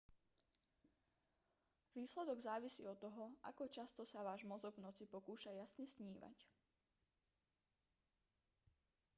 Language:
Slovak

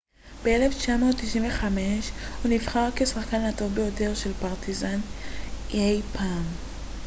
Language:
Hebrew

